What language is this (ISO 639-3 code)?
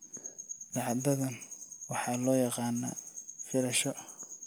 som